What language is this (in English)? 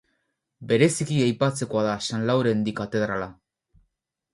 Basque